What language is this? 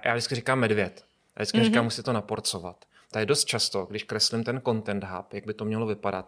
Czech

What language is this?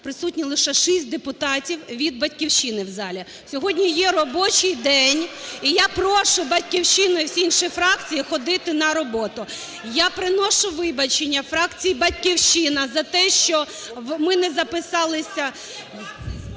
Ukrainian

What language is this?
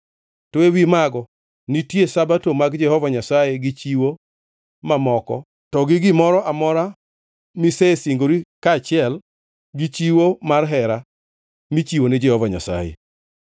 Luo (Kenya and Tanzania)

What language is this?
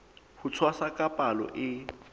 Southern Sotho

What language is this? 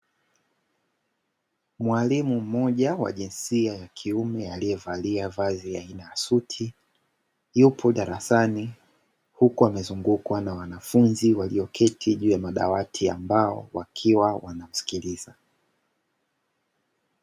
Swahili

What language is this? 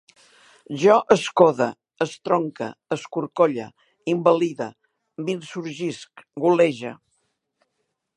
Catalan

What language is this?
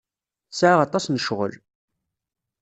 Kabyle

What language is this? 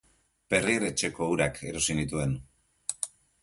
Basque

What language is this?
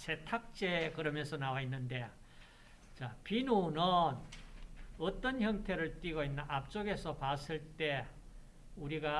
Korean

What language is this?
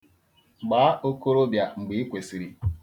Igbo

